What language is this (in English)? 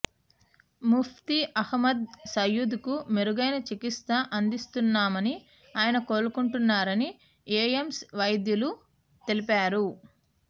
Telugu